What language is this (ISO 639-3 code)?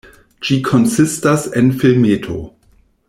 epo